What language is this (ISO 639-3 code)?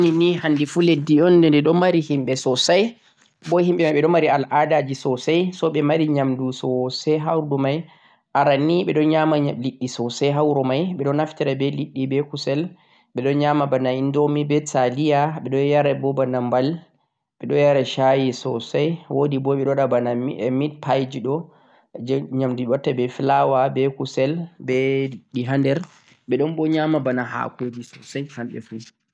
fuq